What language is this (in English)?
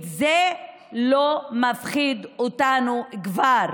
Hebrew